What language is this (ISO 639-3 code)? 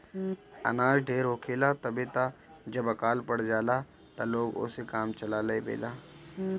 bho